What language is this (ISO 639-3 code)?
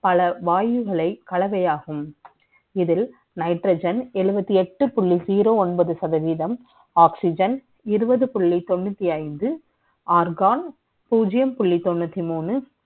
tam